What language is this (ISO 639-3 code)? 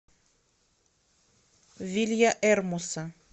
rus